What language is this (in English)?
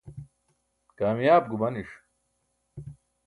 Burushaski